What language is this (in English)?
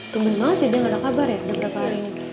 Indonesian